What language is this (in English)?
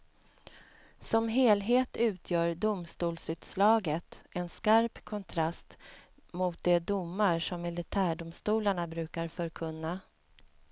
Swedish